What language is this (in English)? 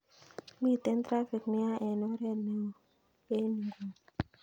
Kalenjin